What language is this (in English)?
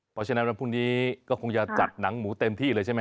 Thai